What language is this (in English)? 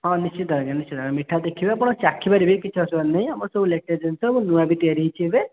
Odia